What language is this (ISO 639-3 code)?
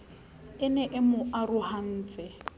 sot